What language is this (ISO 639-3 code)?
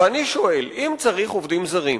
heb